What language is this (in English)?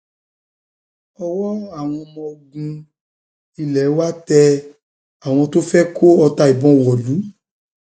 Yoruba